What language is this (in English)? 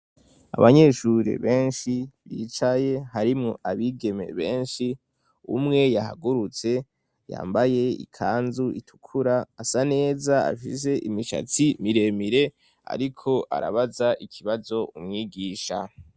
Rundi